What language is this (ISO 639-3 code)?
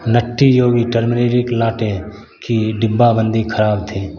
hin